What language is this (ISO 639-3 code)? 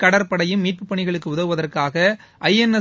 tam